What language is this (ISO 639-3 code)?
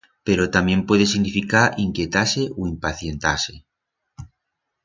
arg